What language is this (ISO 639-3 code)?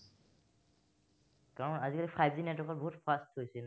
asm